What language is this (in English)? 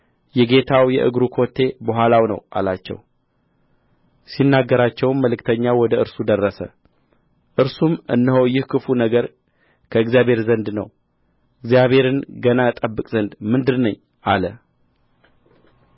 Amharic